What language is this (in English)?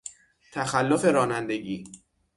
Persian